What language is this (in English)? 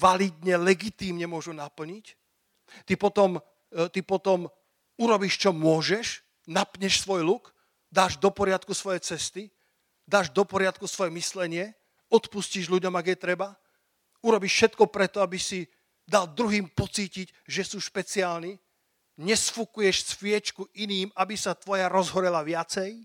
Slovak